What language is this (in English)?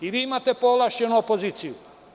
Serbian